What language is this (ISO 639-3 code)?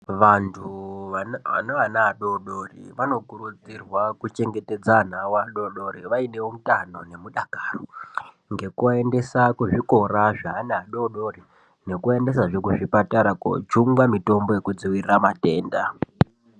ndc